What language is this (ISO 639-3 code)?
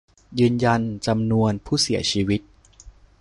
tha